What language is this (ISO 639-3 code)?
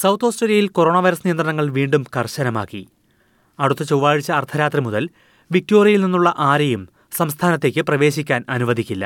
mal